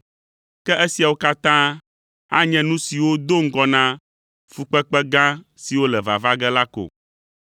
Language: Ewe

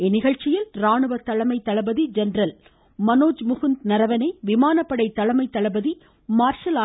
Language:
Tamil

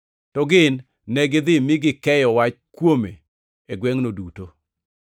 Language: Luo (Kenya and Tanzania)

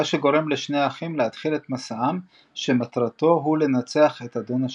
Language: Hebrew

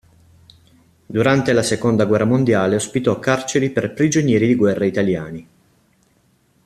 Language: Italian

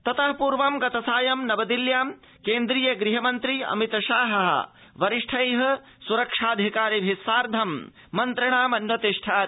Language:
Sanskrit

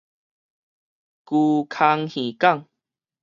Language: Min Nan Chinese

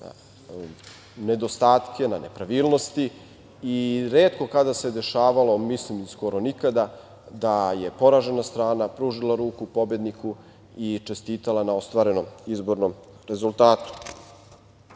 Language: Serbian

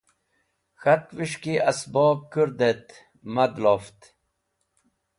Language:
Wakhi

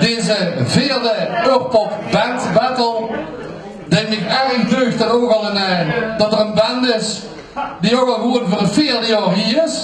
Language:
Dutch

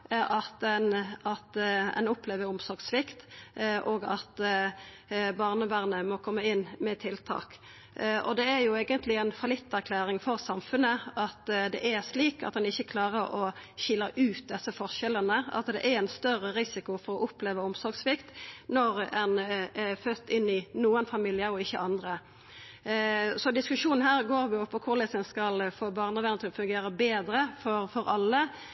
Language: Norwegian Nynorsk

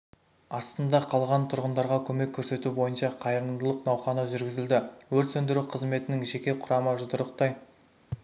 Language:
Kazakh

